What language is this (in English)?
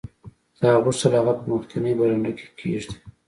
Pashto